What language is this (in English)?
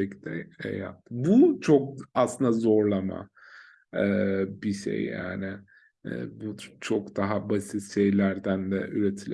Turkish